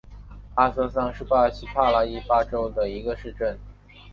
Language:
Chinese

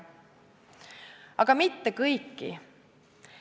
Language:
Estonian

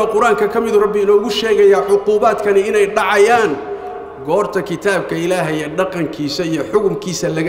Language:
Arabic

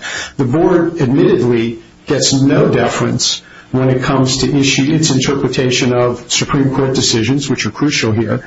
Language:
English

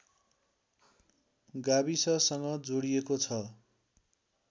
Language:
Nepali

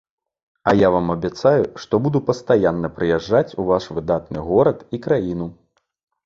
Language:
Belarusian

